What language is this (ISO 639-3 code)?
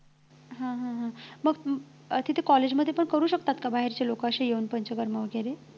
mar